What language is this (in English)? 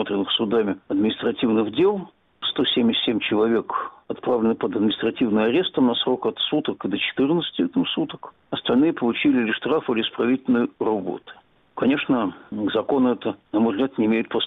Russian